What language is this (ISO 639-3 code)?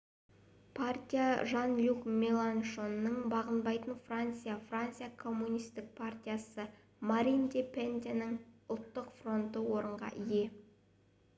kaz